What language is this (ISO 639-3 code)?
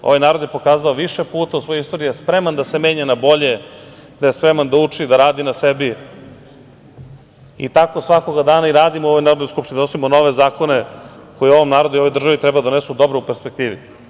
srp